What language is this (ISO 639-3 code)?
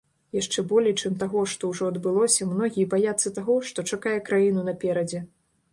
bel